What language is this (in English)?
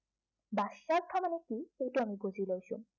Assamese